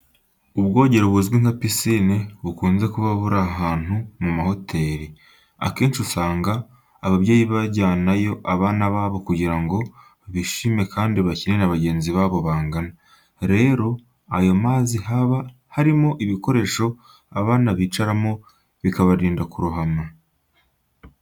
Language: Kinyarwanda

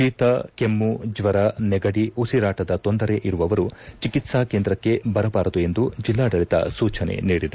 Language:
Kannada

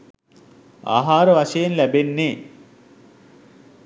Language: Sinhala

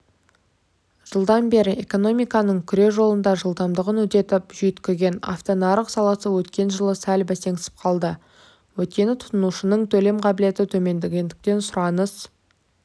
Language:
Kazakh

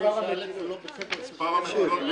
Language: Hebrew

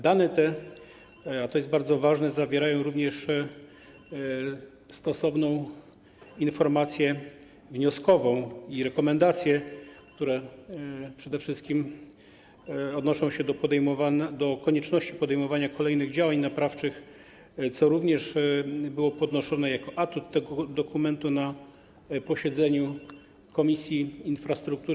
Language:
Polish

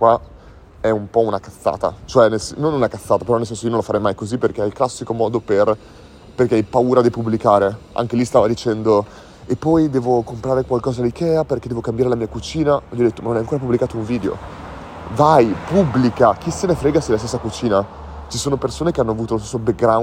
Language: Italian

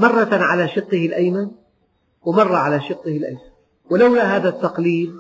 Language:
Arabic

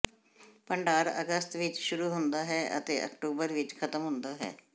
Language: Punjabi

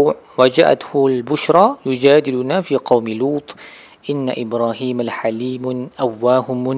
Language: Malay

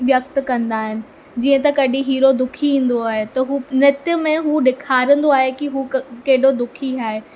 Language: Sindhi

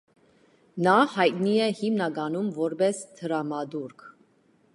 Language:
Armenian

